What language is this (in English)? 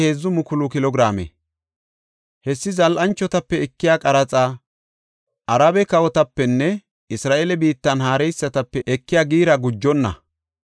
Gofa